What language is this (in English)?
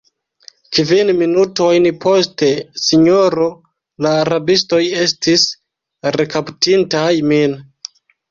Esperanto